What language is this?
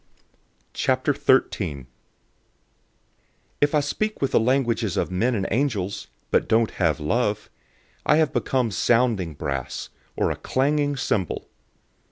English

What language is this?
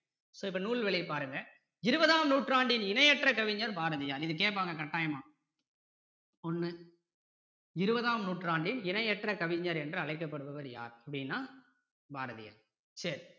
Tamil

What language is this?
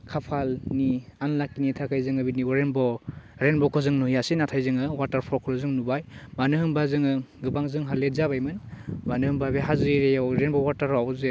Bodo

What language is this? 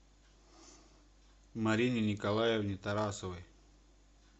Russian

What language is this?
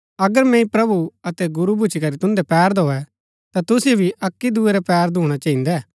Gaddi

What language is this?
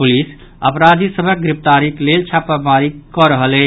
Maithili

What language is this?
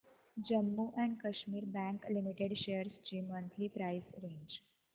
Marathi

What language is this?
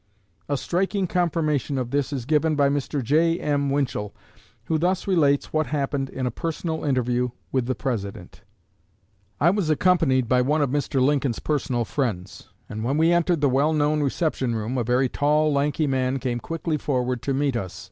English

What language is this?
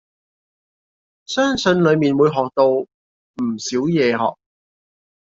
Cantonese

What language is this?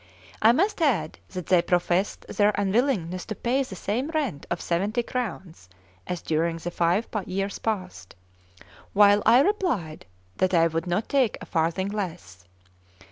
English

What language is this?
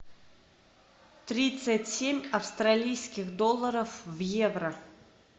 Russian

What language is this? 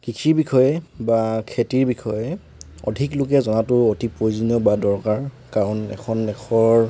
Assamese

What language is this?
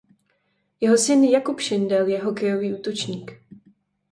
Czech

